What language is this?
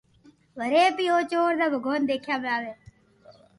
Loarki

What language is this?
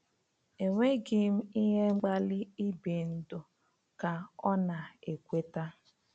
Igbo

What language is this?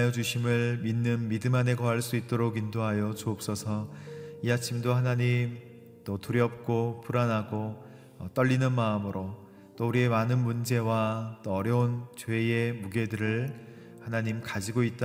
Korean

